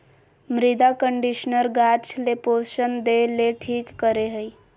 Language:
Magahi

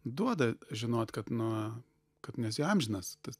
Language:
Lithuanian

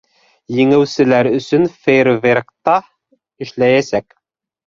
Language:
Bashkir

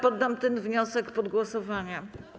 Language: Polish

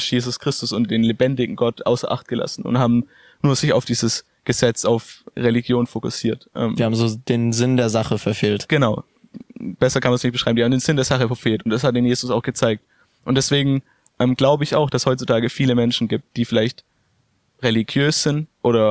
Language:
German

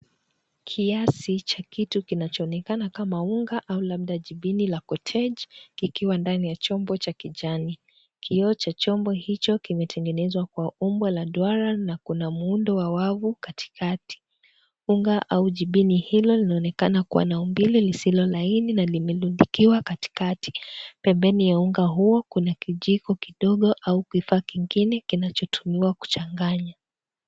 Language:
Swahili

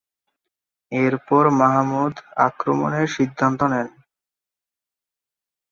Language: Bangla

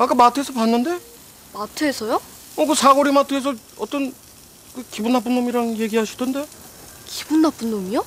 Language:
Korean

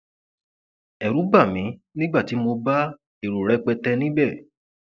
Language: Yoruba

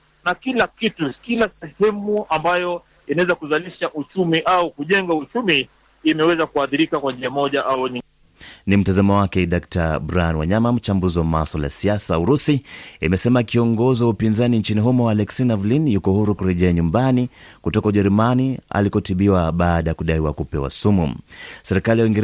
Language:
Swahili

